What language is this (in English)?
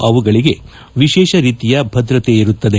Kannada